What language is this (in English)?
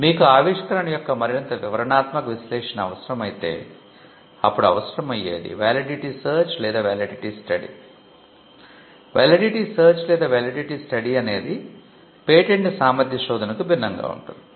Telugu